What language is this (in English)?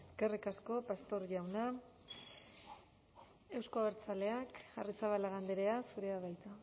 Basque